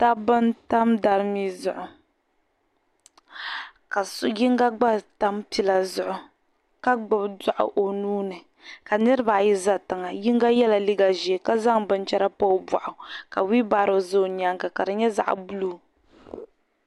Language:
Dagbani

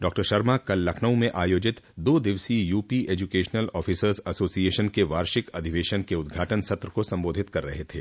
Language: Hindi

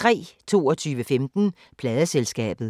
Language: Danish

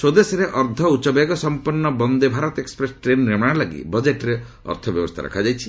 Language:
Odia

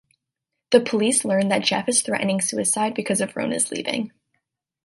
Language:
English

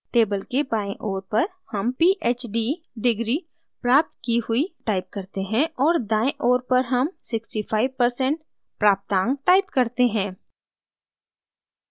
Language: Hindi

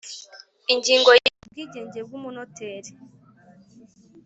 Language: Kinyarwanda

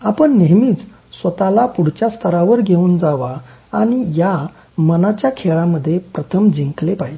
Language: Marathi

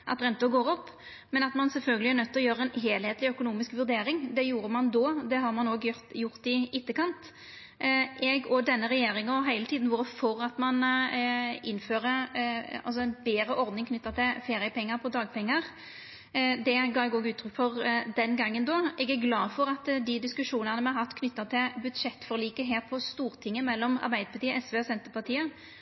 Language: Norwegian Nynorsk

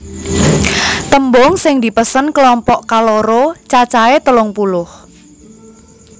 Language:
Javanese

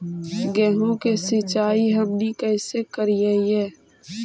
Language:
Magahi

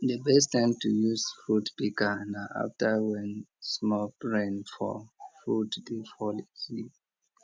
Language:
Nigerian Pidgin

